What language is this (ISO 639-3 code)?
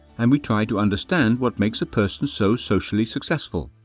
eng